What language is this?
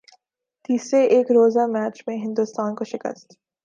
Urdu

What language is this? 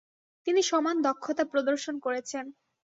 Bangla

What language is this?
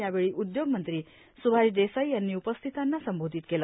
Marathi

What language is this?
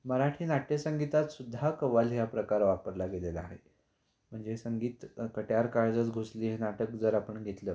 Marathi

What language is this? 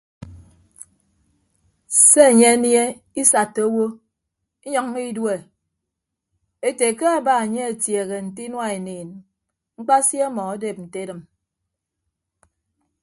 Ibibio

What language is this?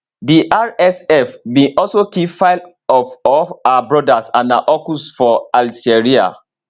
Nigerian Pidgin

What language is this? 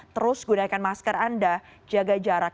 Indonesian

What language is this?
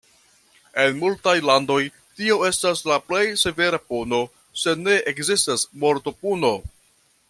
Esperanto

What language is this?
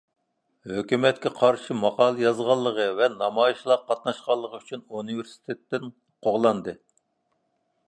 Uyghur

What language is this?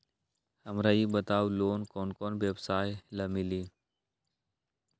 Magahi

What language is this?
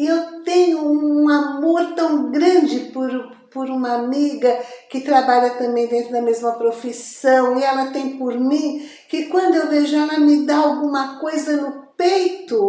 Portuguese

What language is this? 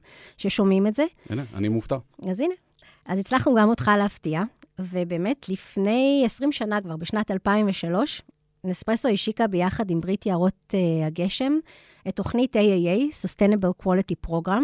Hebrew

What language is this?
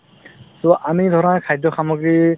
Assamese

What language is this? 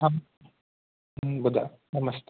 Sindhi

